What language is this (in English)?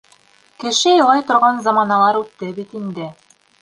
Bashkir